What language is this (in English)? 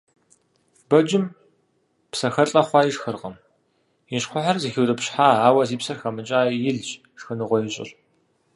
Kabardian